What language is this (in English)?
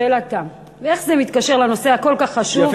Hebrew